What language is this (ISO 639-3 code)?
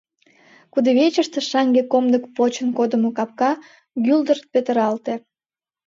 chm